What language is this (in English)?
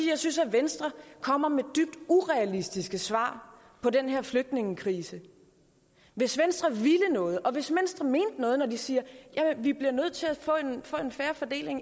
Danish